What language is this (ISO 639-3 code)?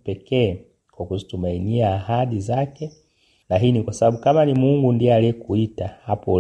swa